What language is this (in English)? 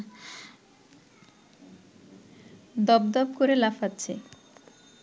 Bangla